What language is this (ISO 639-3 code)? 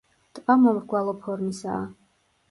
kat